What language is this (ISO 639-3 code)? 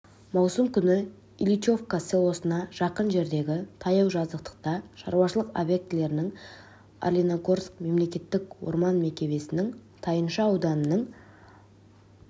kaz